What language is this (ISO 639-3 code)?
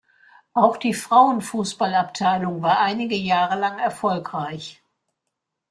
deu